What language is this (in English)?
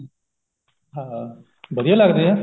Punjabi